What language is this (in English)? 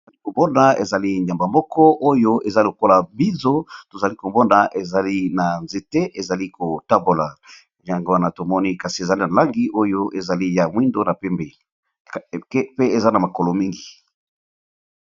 Lingala